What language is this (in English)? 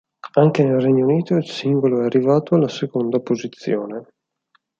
Italian